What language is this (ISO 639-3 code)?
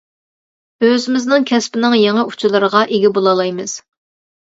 uig